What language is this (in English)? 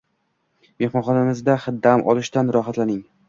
Uzbek